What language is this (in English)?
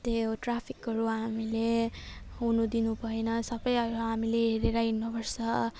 Nepali